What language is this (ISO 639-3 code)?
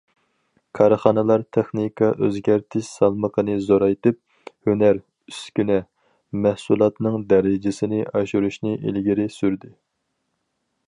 uig